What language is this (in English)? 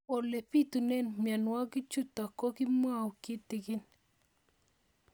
Kalenjin